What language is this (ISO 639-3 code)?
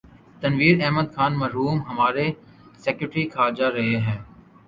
urd